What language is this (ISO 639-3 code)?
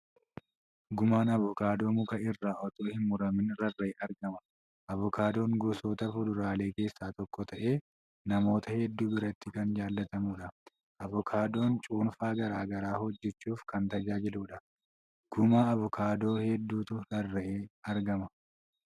orm